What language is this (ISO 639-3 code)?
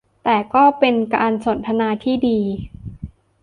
tha